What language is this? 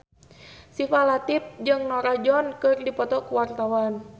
Sundanese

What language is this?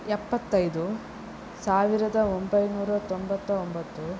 Kannada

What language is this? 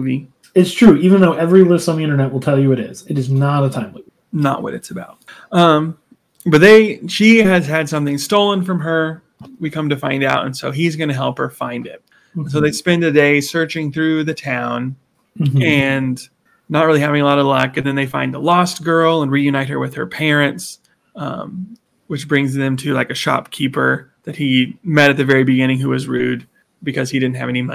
English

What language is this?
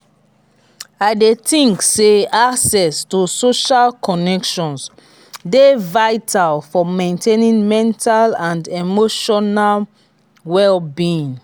Nigerian Pidgin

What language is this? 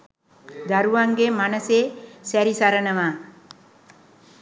Sinhala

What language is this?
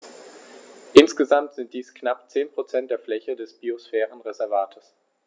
German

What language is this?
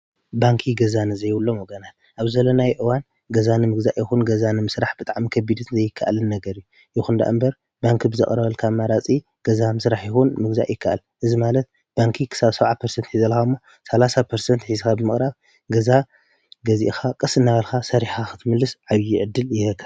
Tigrinya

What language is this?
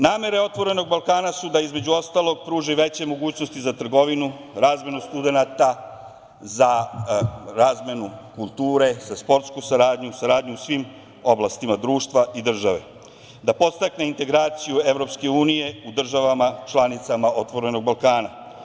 Serbian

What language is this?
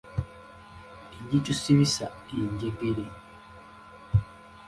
Ganda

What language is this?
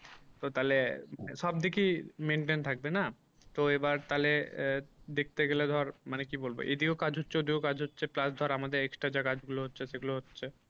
Bangla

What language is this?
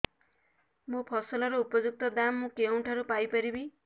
Odia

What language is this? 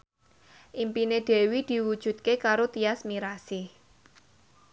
Javanese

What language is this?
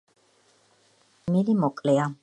Georgian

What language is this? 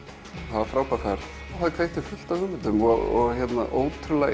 Icelandic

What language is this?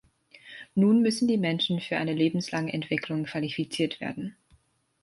German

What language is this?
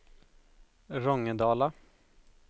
Swedish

